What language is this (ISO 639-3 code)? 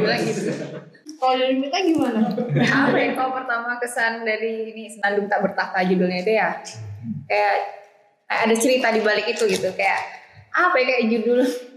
ind